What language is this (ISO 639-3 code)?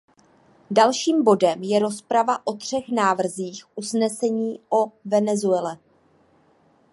ces